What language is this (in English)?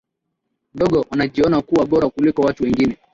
Swahili